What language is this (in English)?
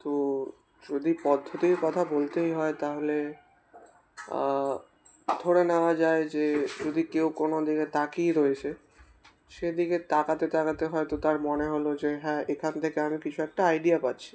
Bangla